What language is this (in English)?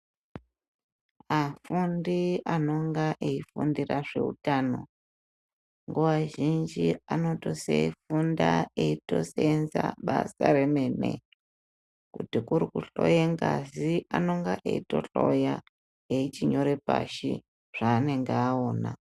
Ndau